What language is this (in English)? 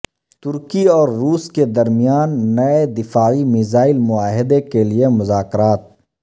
Urdu